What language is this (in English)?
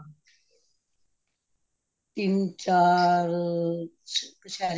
Punjabi